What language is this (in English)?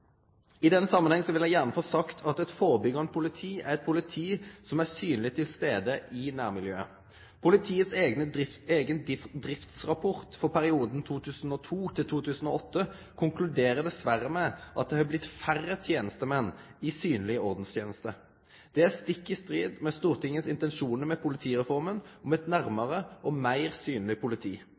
Norwegian Nynorsk